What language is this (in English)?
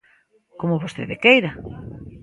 Galician